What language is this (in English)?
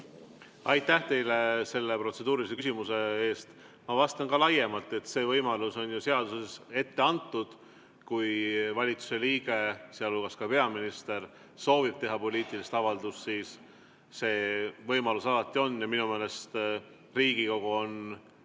Estonian